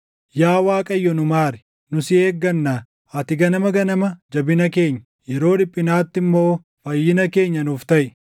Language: Oromo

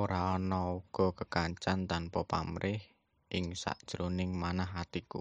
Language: Indonesian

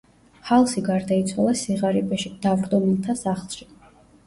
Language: Georgian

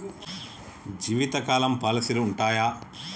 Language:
Telugu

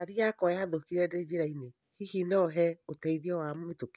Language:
Kikuyu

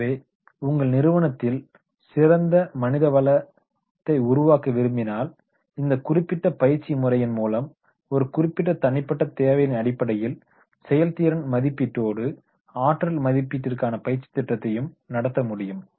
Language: Tamil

